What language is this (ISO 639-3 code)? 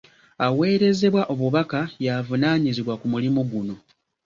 lug